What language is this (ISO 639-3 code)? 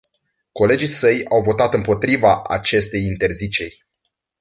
ron